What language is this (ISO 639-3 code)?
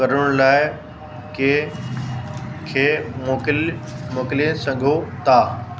snd